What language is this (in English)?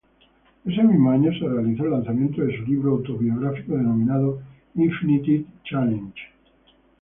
Spanish